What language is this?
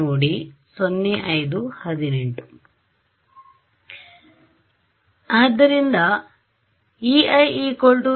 Kannada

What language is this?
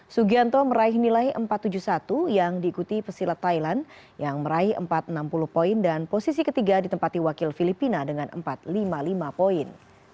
Indonesian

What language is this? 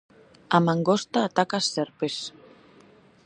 Galician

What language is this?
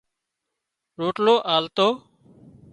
Wadiyara Koli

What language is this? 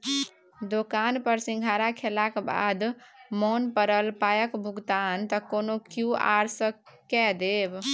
Maithili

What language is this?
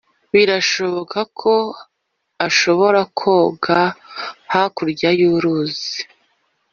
Kinyarwanda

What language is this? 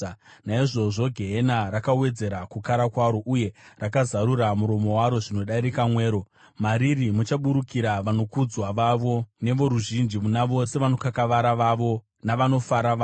Shona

